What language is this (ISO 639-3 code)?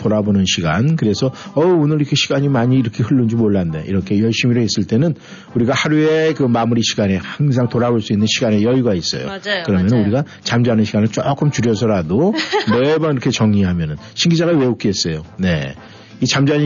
kor